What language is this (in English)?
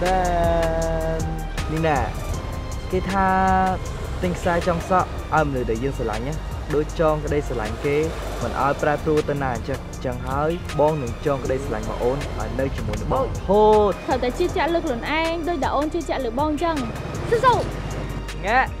Vietnamese